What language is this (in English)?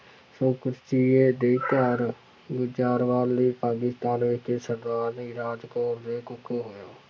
Punjabi